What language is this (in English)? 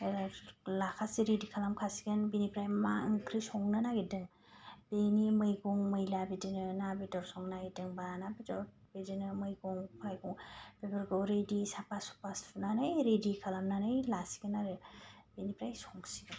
Bodo